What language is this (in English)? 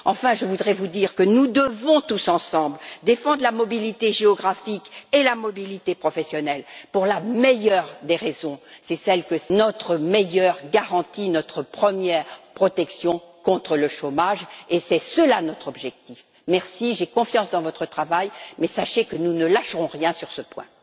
French